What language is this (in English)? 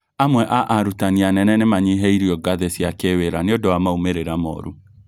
Kikuyu